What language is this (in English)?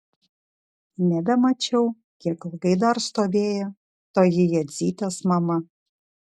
Lithuanian